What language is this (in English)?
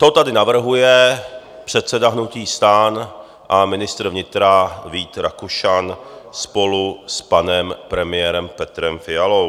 Czech